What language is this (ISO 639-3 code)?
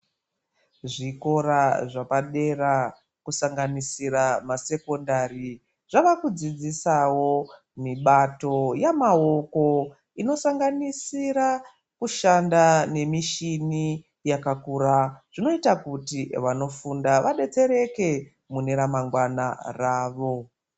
ndc